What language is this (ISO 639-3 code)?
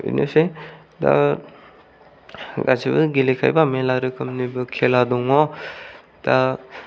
brx